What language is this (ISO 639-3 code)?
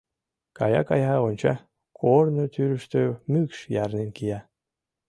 chm